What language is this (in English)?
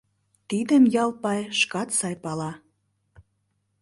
Mari